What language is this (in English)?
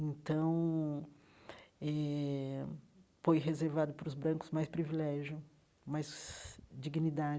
Portuguese